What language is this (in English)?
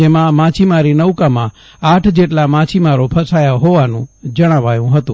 Gujarati